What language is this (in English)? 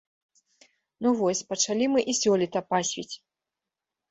Belarusian